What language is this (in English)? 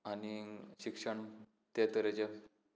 Konkani